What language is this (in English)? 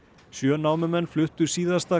Icelandic